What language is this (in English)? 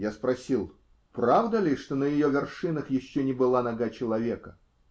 Russian